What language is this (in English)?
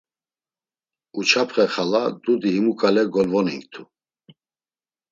Laz